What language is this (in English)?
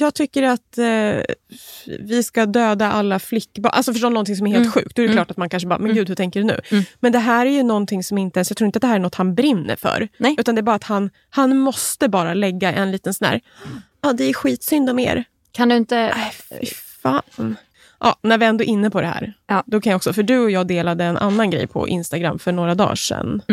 Swedish